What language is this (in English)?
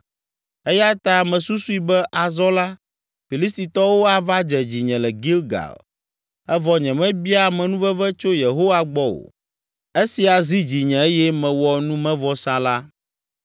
Ewe